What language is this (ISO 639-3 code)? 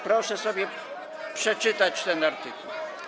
pol